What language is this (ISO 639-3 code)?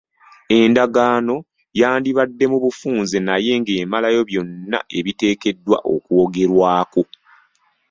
lug